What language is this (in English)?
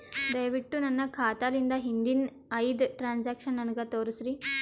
Kannada